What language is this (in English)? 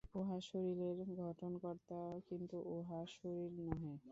Bangla